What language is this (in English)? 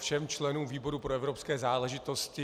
Czech